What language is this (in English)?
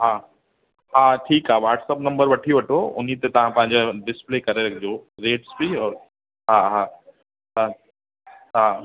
Sindhi